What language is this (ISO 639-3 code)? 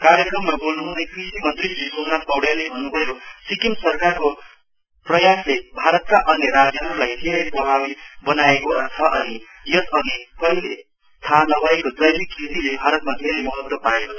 nep